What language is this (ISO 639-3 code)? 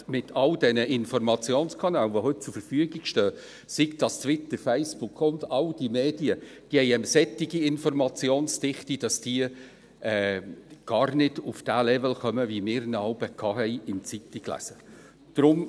gsw